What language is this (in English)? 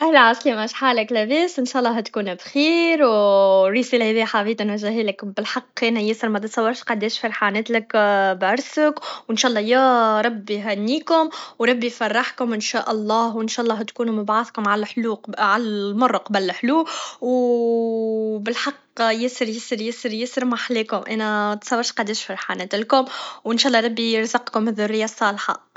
Tunisian Arabic